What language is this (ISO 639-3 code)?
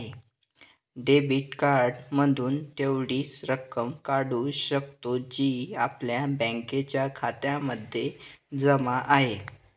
mar